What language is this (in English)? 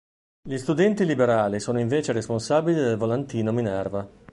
Italian